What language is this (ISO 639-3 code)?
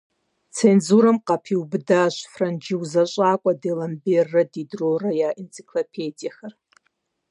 kbd